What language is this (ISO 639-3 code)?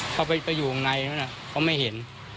tha